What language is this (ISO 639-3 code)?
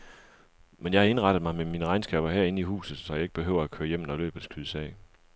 dan